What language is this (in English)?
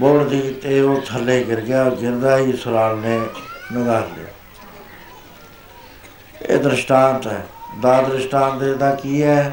Punjabi